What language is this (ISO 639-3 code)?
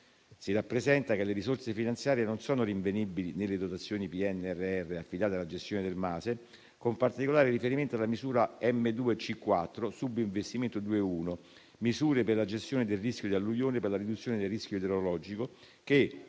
ita